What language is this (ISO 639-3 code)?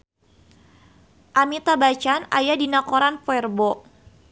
sun